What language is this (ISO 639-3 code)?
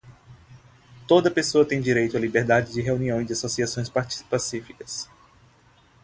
por